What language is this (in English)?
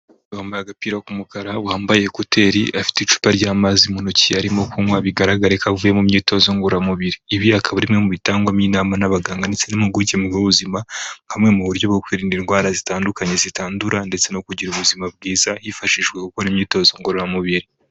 Kinyarwanda